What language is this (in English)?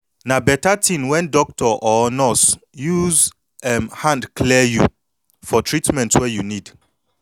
Nigerian Pidgin